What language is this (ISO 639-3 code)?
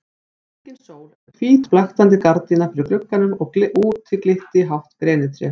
isl